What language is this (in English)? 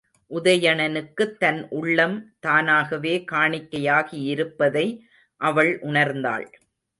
Tamil